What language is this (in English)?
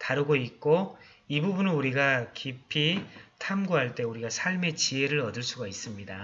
Korean